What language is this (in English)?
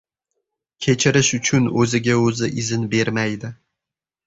Uzbek